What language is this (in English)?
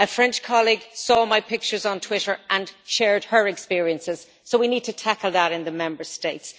English